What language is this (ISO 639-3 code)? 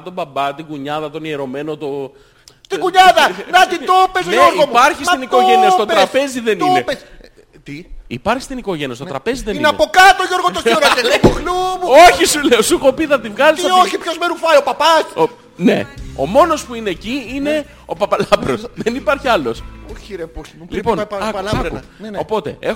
ell